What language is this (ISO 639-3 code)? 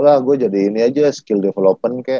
ind